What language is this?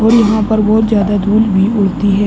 Hindi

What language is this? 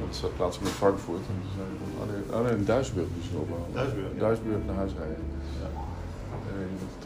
Dutch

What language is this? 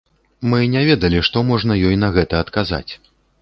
Belarusian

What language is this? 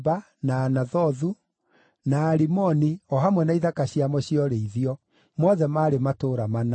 Kikuyu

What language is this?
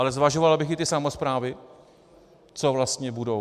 Czech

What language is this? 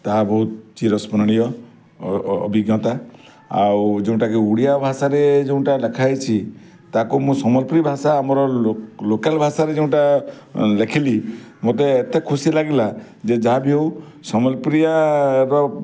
Odia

